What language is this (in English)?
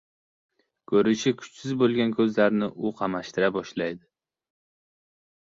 Uzbek